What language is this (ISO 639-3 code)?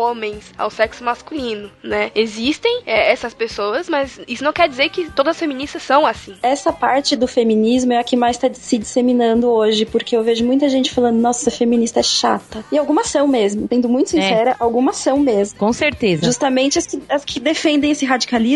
por